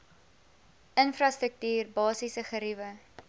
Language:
Afrikaans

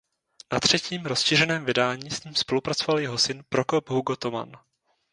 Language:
Czech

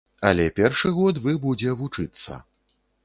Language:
Belarusian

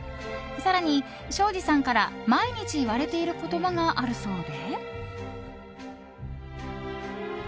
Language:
Japanese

